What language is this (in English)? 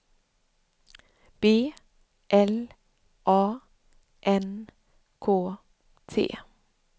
Swedish